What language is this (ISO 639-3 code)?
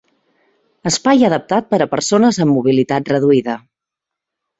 cat